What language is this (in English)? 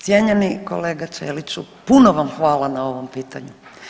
Croatian